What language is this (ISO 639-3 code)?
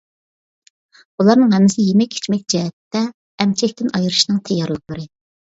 uig